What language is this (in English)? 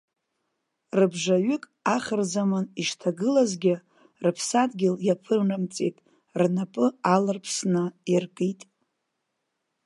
Abkhazian